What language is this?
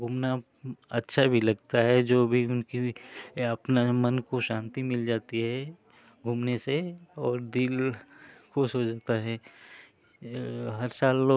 Hindi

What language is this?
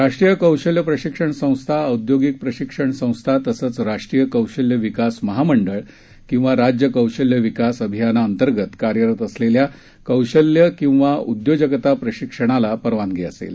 Marathi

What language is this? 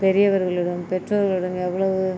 Tamil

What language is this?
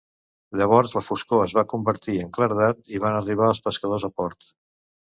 Catalan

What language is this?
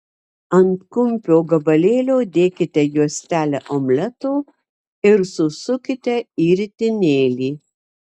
Lithuanian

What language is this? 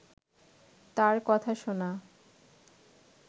Bangla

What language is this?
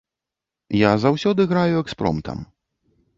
Belarusian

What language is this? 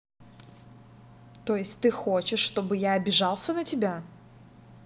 Russian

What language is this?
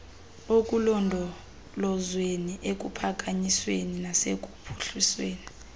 Xhosa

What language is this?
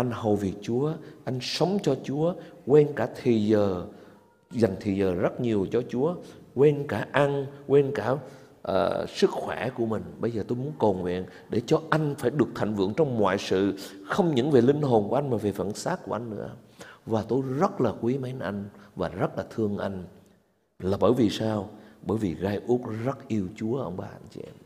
Vietnamese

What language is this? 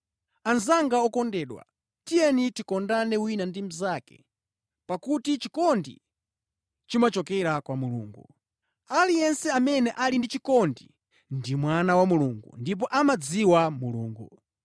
Nyanja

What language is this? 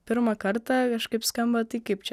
Lithuanian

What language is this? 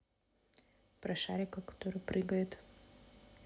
Russian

